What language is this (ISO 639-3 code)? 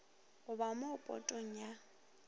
nso